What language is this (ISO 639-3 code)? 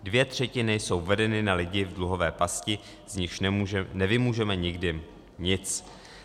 ces